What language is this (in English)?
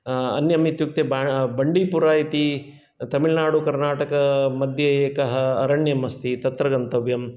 Sanskrit